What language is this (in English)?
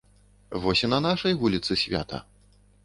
Belarusian